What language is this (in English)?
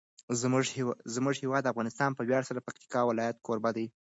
Pashto